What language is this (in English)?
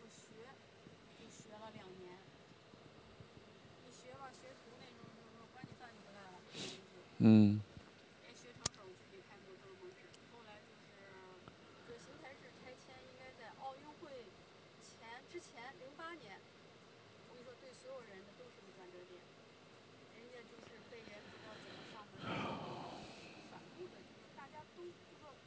Chinese